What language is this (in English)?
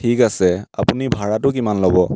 Assamese